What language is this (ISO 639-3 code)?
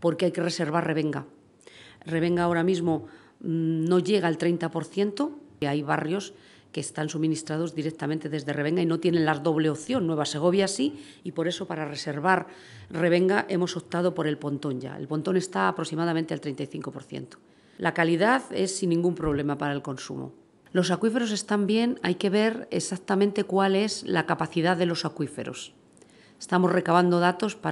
spa